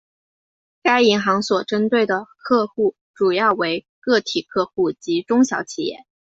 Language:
Chinese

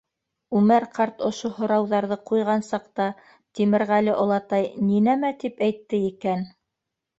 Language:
Bashkir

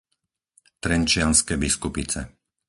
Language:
Slovak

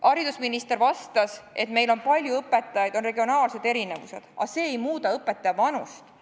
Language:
Estonian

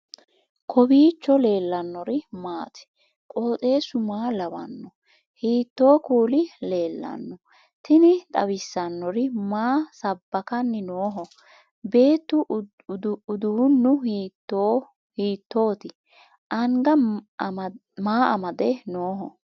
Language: Sidamo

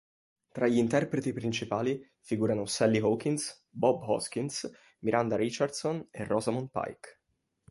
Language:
Italian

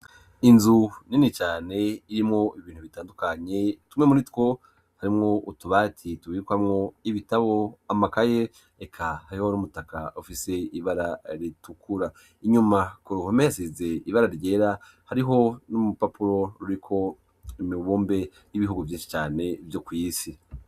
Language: Rundi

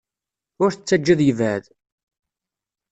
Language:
Kabyle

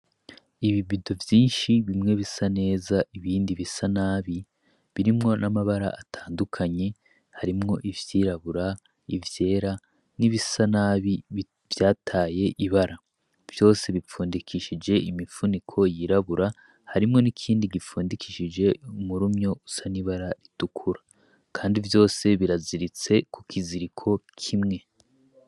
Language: Rundi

